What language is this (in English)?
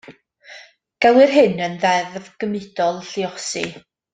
Welsh